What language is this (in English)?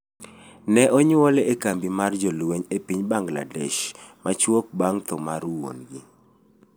Luo (Kenya and Tanzania)